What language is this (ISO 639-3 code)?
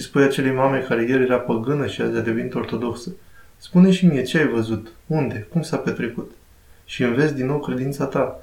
ron